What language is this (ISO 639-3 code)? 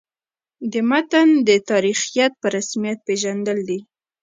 pus